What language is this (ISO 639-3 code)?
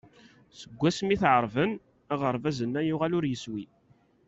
kab